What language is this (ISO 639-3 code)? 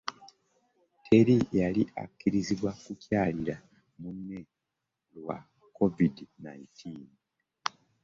lug